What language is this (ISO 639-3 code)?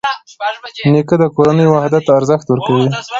pus